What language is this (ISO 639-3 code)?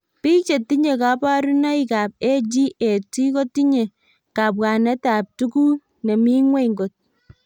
kln